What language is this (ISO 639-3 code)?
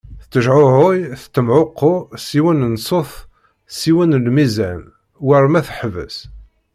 kab